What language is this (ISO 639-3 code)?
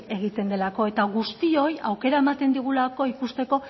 eus